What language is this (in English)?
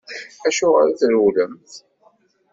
Kabyle